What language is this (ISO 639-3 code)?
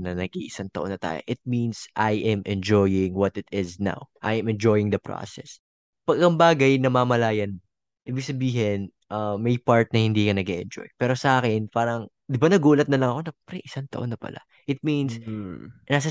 fil